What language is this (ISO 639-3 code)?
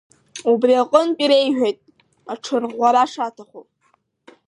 abk